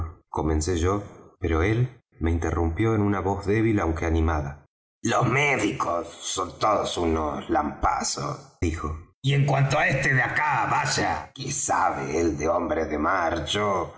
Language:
Spanish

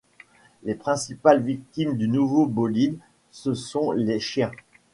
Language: French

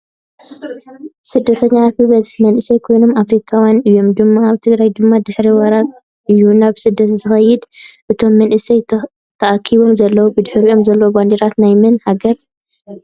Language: Tigrinya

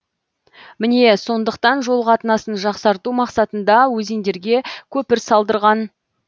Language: Kazakh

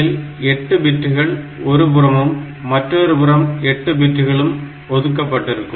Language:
Tamil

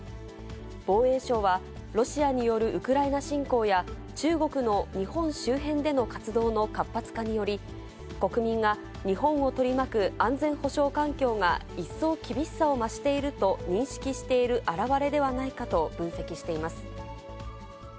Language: Japanese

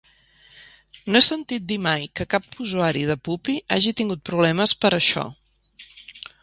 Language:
Catalan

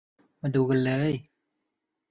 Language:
Thai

